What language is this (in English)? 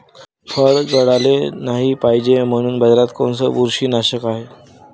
Marathi